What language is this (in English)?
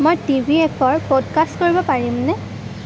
Assamese